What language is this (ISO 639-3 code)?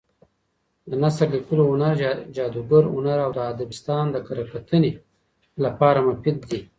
pus